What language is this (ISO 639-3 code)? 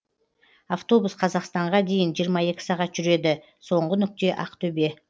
kaz